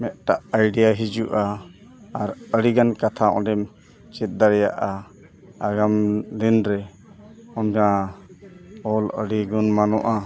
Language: Santali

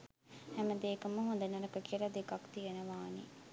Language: Sinhala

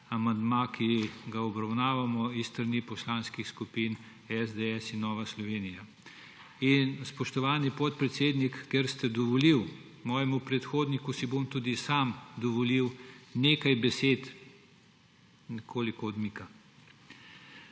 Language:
Slovenian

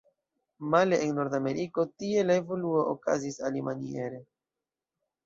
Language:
Esperanto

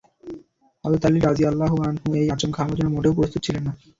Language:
Bangla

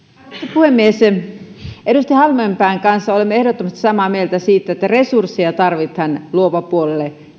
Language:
Finnish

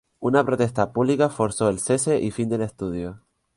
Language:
Spanish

